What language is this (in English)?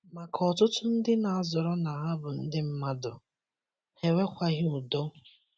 Igbo